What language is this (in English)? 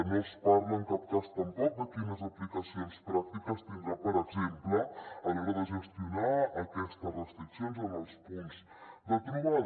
Catalan